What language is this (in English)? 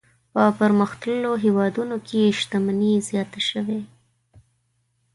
Pashto